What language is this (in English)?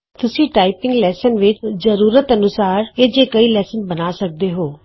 Punjabi